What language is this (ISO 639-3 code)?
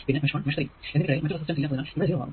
mal